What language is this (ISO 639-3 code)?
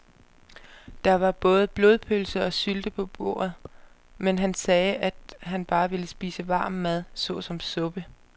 dan